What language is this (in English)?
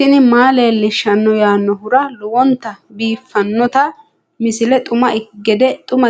Sidamo